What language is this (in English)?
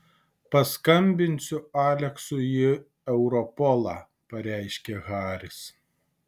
Lithuanian